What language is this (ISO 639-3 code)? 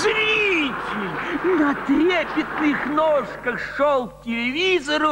rus